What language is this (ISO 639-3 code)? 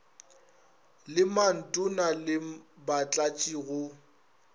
nso